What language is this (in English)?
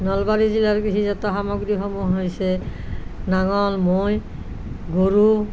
Assamese